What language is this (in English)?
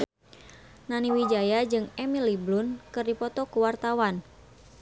Sundanese